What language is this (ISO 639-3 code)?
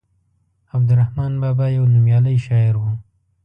pus